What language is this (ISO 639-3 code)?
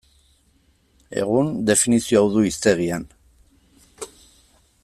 eus